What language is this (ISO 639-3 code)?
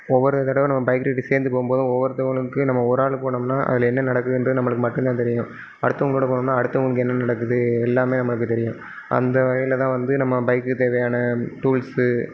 tam